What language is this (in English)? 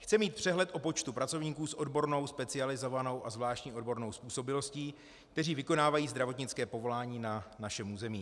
Czech